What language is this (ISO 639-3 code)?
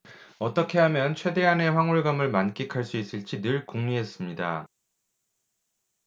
kor